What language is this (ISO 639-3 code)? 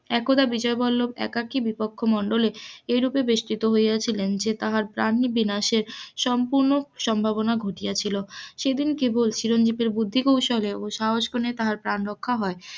ben